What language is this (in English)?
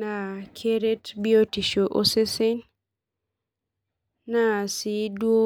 Masai